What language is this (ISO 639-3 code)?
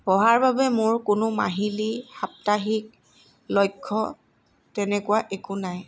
asm